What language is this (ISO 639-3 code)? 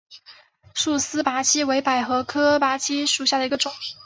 zho